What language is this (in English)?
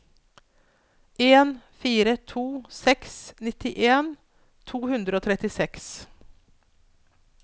Norwegian